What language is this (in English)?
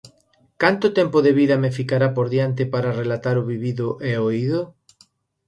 Galician